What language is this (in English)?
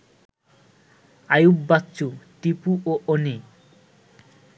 Bangla